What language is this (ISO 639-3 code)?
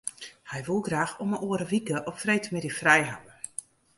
fry